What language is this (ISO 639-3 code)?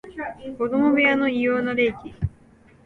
jpn